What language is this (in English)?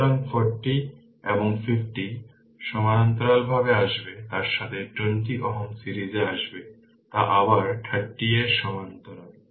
Bangla